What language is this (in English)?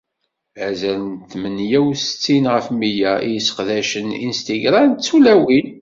Kabyle